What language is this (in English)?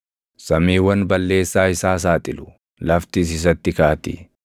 Oromo